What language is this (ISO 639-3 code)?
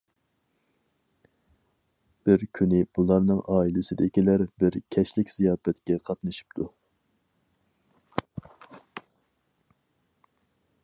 uig